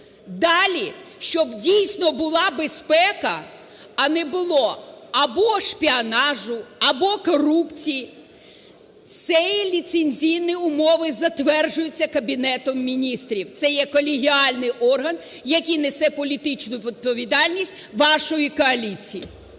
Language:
Ukrainian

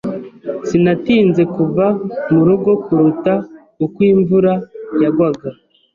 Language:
Kinyarwanda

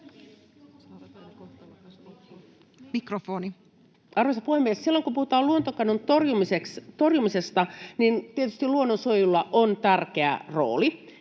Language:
Finnish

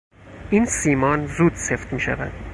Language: Persian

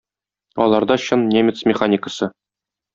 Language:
Tatar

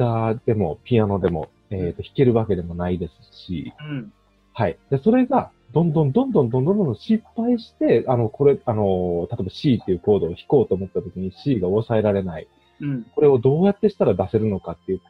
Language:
Japanese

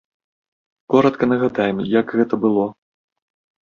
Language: Belarusian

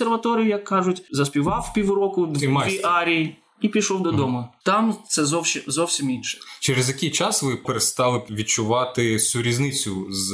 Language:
Ukrainian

